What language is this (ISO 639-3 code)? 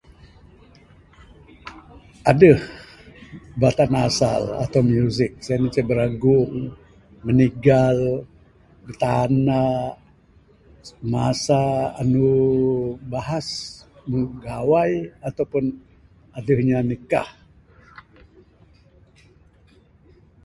sdo